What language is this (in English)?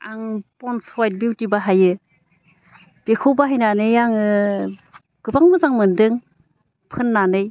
Bodo